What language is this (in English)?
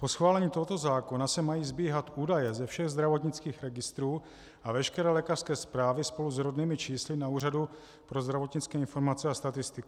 Czech